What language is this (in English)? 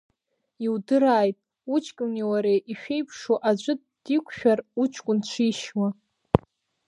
Abkhazian